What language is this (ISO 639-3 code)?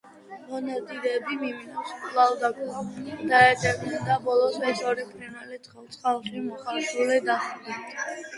kat